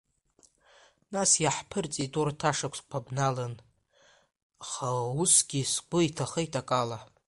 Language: Abkhazian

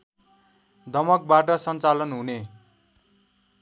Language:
Nepali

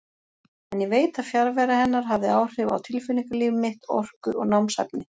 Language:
Icelandic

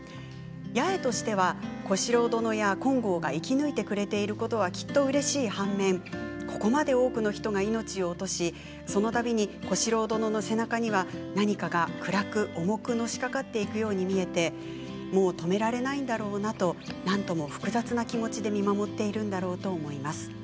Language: Japanese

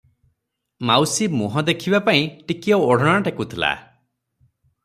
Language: Odia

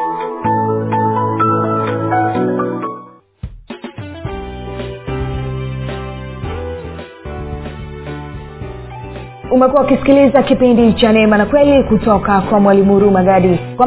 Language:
Swahili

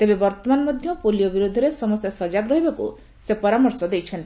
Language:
Odia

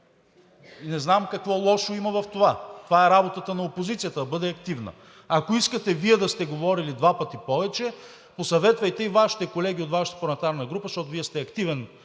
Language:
Bulgarian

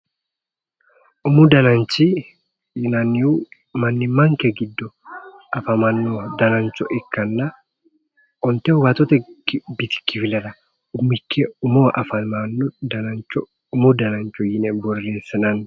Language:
Sidamo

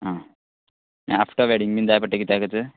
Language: Konkani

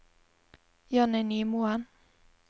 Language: Norwegian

